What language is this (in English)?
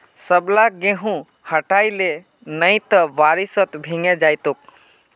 Magahi